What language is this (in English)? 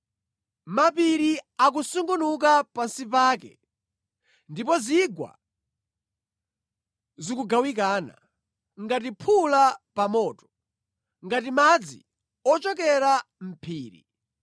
Nyanja